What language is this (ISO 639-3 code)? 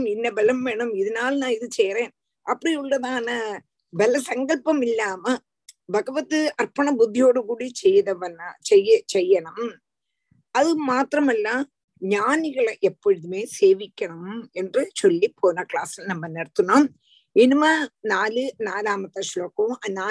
tam